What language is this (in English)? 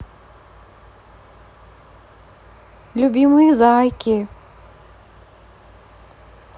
Russian